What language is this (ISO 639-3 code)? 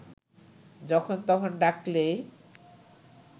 ben